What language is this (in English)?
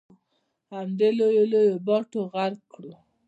Pashto